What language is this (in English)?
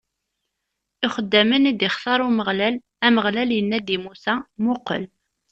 Kabyle